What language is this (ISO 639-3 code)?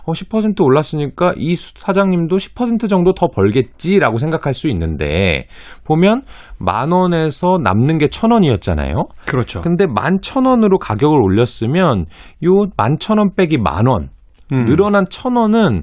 kor